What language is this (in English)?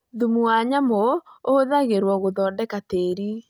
Kikuyu